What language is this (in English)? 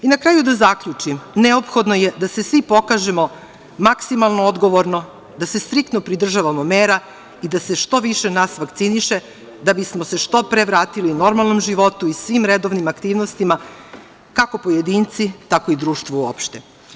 Serbian